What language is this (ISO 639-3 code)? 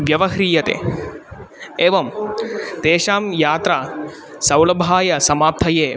san